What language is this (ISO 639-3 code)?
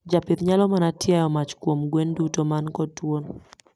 luo